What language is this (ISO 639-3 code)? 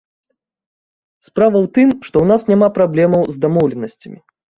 bel